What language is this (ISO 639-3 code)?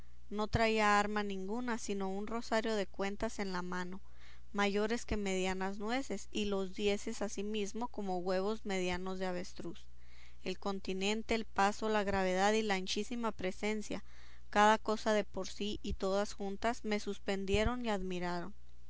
spa